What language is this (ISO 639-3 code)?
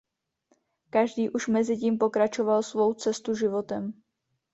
ces